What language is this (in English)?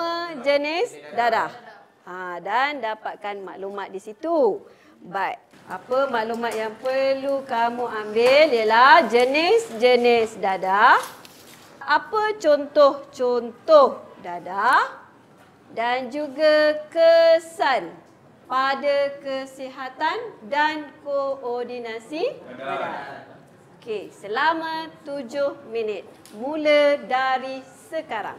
Malay